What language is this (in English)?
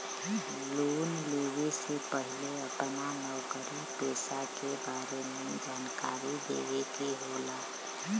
Bhojpuri